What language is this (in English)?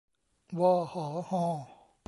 Thai